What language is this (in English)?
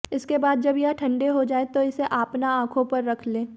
Hindi